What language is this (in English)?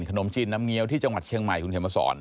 Thai